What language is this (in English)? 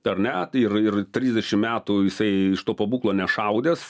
Lithuanian